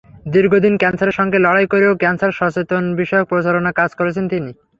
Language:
Bangla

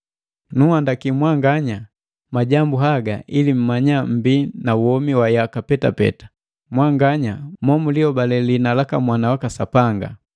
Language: Matengo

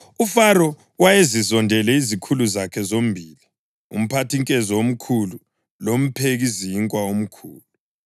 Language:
North Ndebele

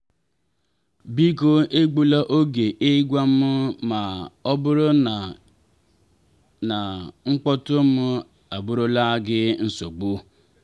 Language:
Igbo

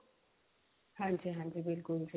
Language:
Punjabi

